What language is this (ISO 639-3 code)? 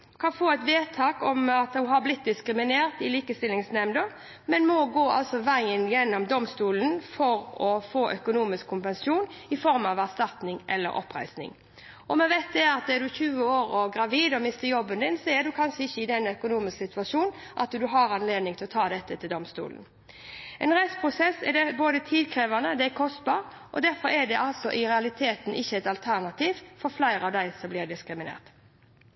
nob